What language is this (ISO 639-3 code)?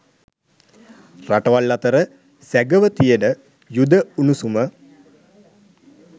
sin